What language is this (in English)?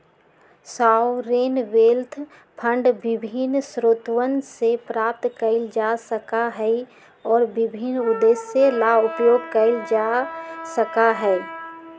Magahi